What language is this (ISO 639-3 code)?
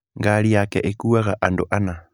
kik